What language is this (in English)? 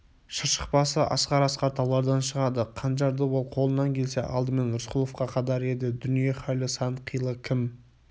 Kazakh